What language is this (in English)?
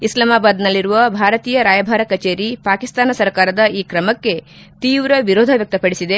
Kannada